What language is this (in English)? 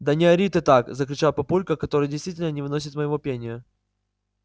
Russian